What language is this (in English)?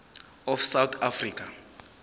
Zulu